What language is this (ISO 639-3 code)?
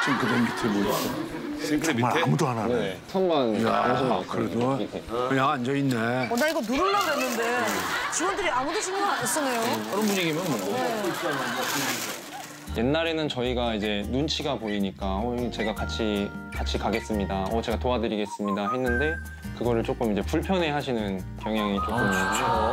kor